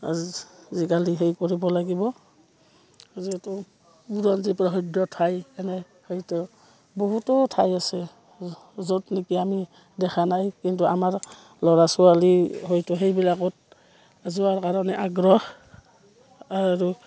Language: Assamese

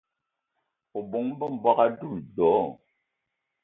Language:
Eton (Cameroon)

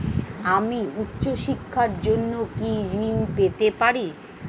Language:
Bangla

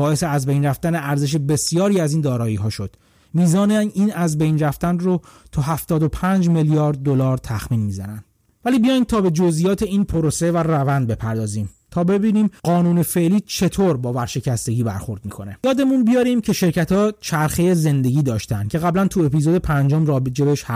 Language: Persian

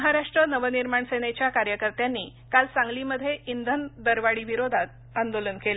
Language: Marathi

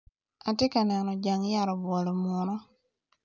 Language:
Acoli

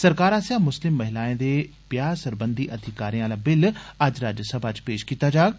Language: Dogri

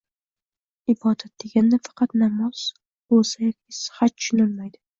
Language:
Uzbek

